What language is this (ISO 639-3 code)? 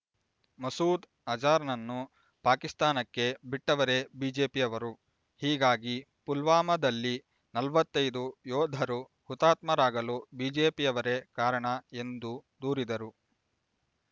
kan